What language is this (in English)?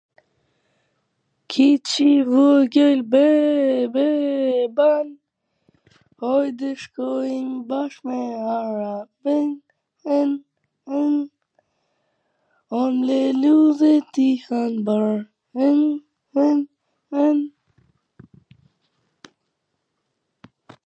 Gheg Albanian